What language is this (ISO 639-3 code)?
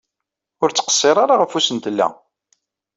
kab